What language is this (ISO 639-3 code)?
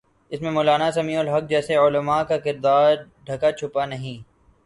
urd